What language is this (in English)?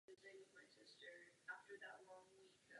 Czech